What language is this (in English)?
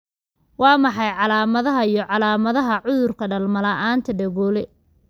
Somali